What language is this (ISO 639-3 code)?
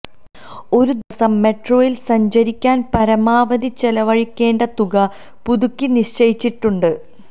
mal